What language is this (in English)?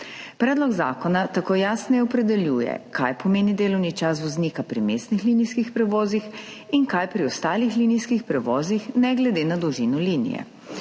Slovenian